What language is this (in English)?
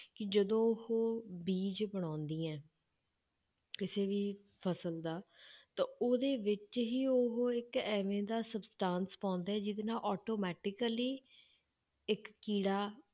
Punjabi